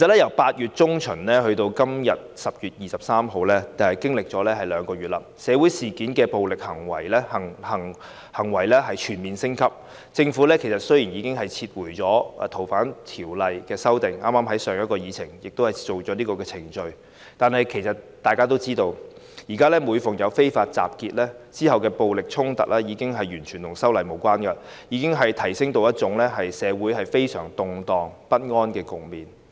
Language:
Cantonese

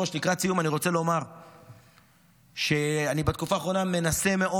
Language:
Hebrew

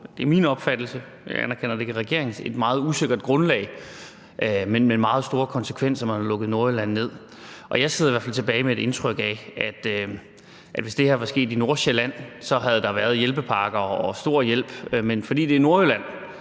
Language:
Danish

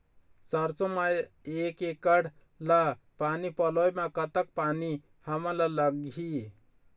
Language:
Chhattisgarhi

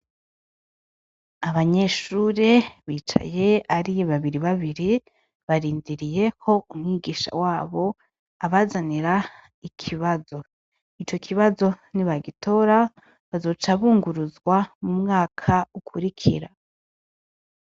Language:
Rundi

